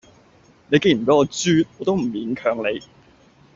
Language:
Cantonese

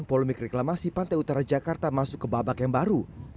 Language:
Indonesian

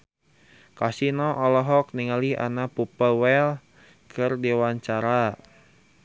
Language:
Sundanese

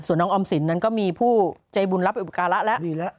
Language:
Thai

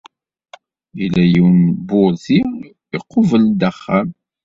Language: Kabyle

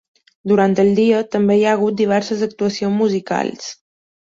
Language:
Catalan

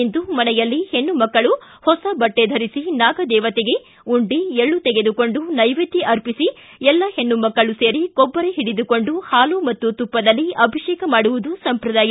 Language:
Kannada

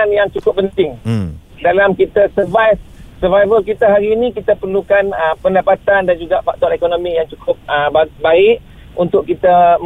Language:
Malay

